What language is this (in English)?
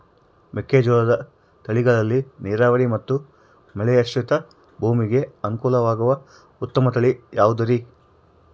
Kannada